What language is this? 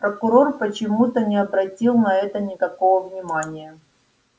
Russian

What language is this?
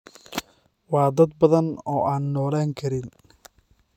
Somali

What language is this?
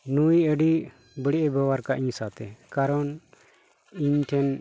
Santali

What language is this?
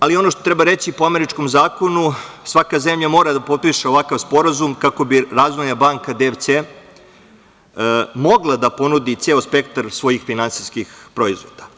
Serbian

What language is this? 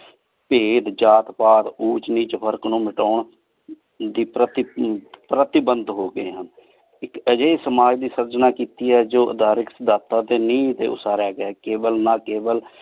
Punjabi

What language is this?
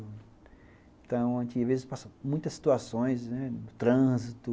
Portuguese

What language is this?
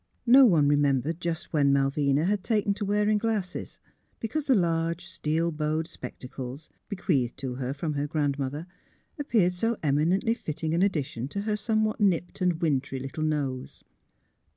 English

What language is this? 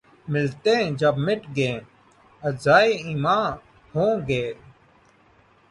Urdu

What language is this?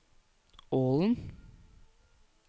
Norwegian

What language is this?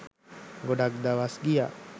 Sinhala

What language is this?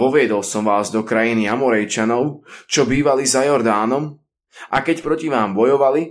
Slovak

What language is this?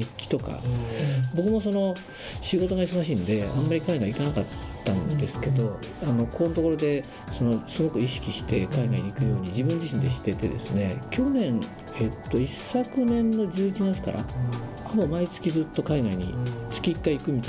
Japanese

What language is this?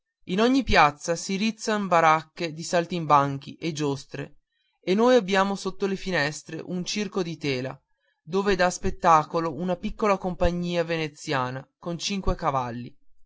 Italian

